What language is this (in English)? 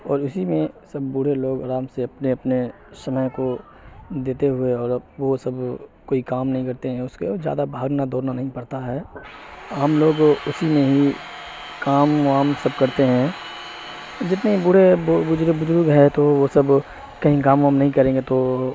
Urdu